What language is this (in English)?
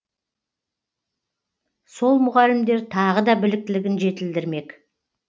Kazakh